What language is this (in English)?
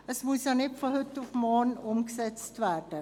Swiss German